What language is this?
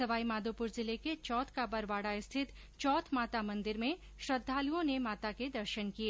Hindi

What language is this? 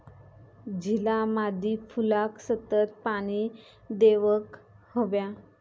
Marathi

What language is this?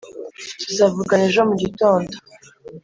Kinyarwanda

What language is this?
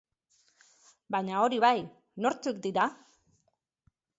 Basque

